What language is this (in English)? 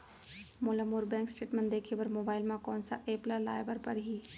Chhattisgarhi